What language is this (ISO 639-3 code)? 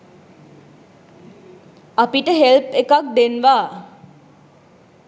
sin